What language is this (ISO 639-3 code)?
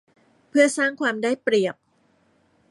tha